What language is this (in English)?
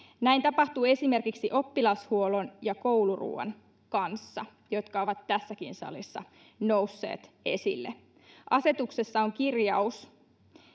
Finnish